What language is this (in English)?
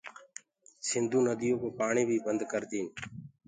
Gurgula